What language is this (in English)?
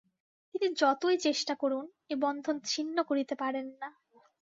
Bangla